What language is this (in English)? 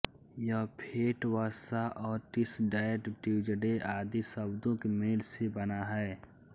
Hindi